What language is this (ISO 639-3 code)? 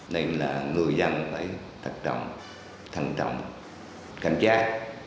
vie